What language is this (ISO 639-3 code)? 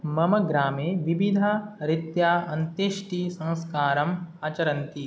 san